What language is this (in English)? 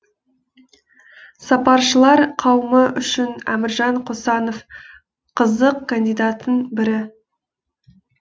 Kazakh